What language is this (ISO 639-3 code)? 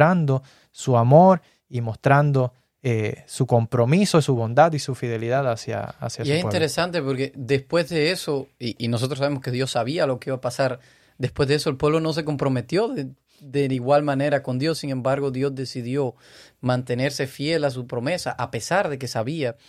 spa